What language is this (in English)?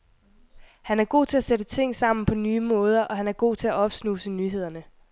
Danish